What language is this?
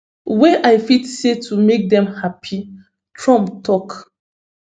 Nigerian Pidgin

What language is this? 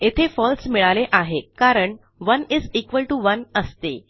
Marathi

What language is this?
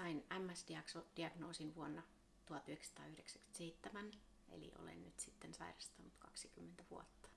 Finnish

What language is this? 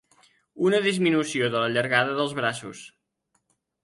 Catalan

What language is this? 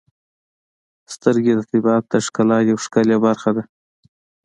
Pashto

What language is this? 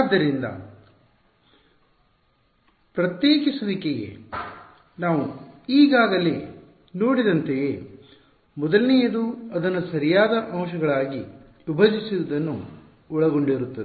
Kannada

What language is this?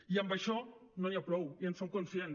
Catalan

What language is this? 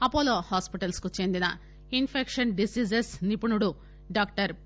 Telugu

